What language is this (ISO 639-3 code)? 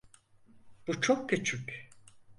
tur